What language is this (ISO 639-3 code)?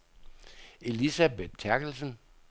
dan